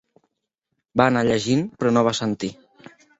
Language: Catalan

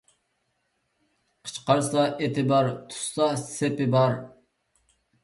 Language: Uyghur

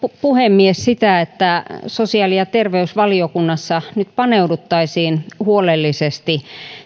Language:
Finnish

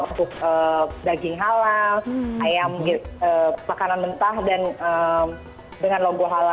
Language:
Indonesian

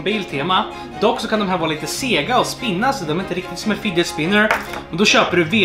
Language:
Swedish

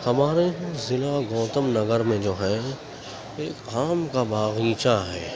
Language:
Urdu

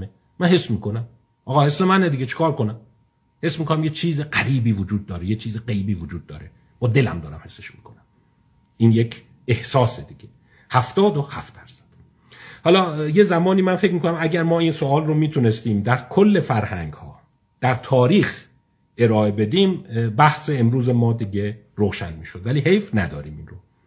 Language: Persian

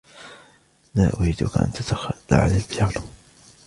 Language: Arabic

